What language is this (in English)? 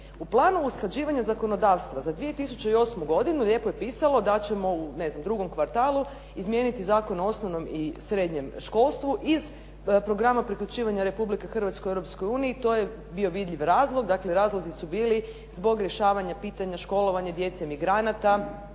Croatian